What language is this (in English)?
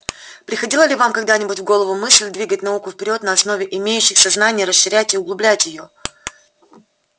Russian